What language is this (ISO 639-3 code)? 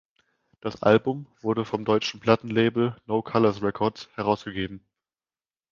deu